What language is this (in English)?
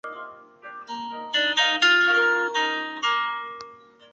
Chinese